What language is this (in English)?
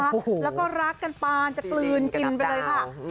Thai